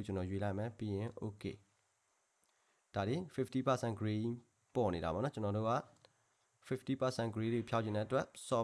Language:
Korean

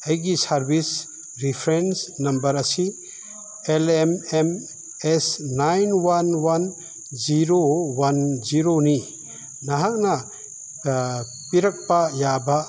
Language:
Manipuri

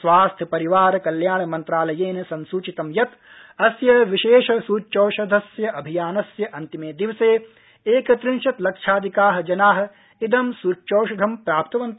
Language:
Sanskrit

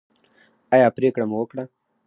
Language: Pashto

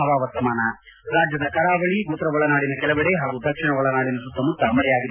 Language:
Kannada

